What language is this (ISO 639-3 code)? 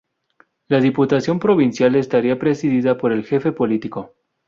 spa